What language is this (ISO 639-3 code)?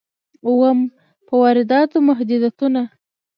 pus